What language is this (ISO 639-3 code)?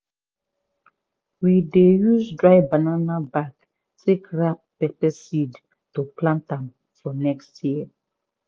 pcm